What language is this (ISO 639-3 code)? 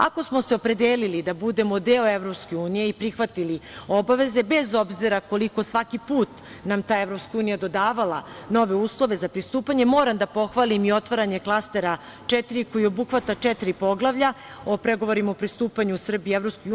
srp